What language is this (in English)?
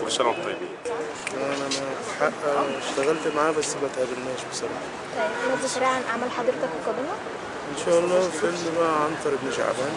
Arabic